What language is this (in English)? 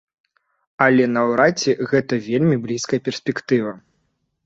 Belarusian